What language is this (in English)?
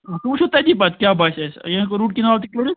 Kashmiri